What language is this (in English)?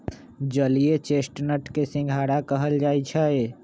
Magahi